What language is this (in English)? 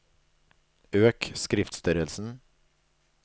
Norwegian